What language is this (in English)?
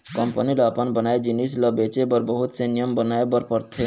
Chhattisgarhi